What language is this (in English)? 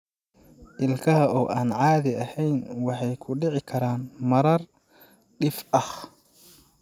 Somali